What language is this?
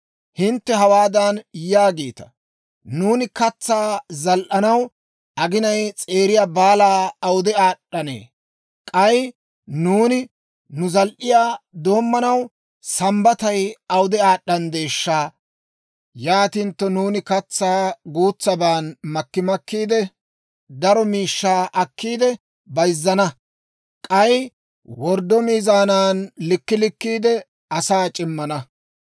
Dawro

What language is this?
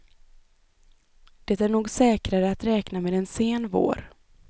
Swedish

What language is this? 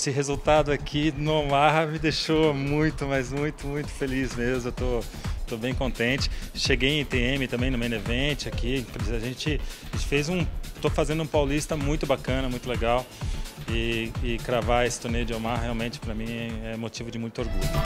Portuguese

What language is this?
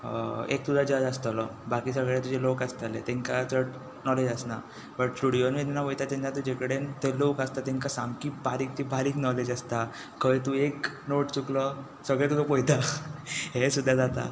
Konkani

